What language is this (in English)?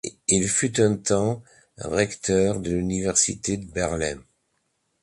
French